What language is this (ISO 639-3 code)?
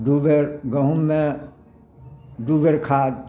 mai